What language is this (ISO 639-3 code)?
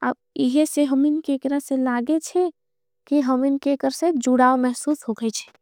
anp